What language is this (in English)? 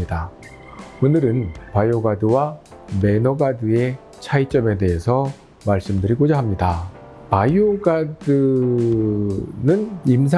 Korean